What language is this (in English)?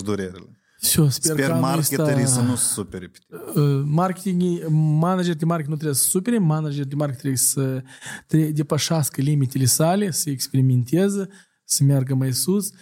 Romanian